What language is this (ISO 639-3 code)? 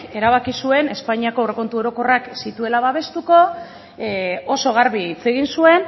eus